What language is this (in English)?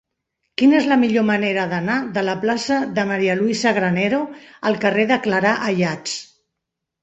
Catalan